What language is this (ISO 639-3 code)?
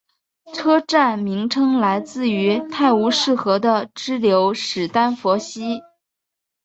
zho